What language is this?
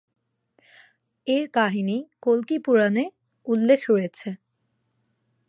Bangla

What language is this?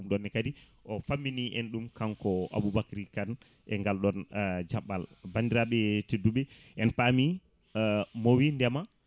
Fula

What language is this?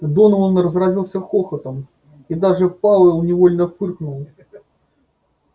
Russian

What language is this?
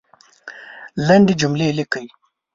Pashto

